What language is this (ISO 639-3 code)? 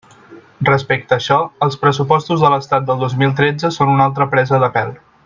cat